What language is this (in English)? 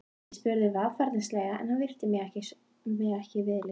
Icelandic